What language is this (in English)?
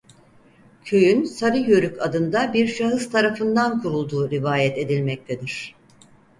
Turkish